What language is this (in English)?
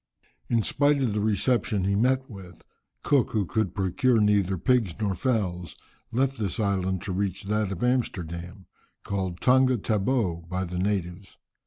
English